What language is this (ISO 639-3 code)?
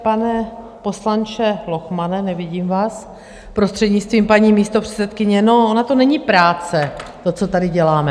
ces